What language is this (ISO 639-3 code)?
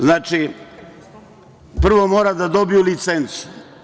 srp